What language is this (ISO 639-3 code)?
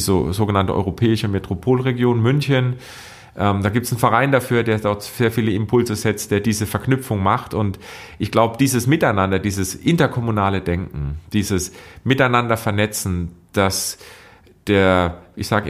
deu